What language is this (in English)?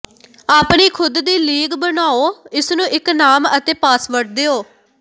Punjabi